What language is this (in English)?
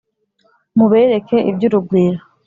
Kinyarwanda